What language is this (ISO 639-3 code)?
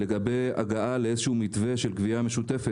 heb